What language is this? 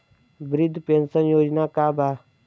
Bhojpuri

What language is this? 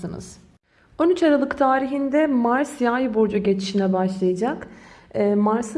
Turkish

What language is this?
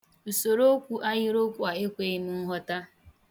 Igbo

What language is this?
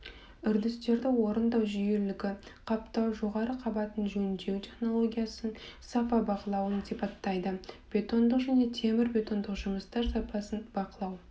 Kazakh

